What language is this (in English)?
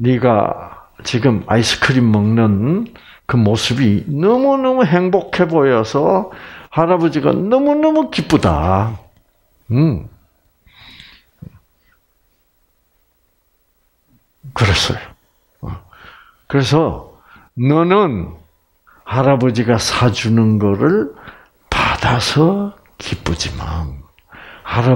Korean